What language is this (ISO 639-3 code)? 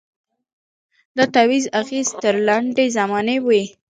pus